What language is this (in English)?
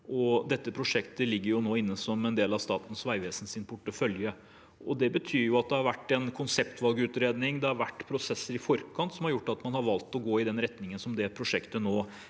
Norwegian